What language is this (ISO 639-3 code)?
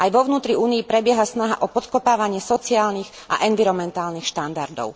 slk